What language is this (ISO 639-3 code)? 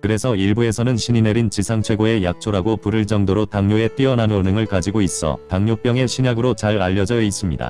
kor